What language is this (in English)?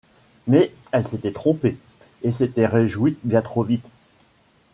French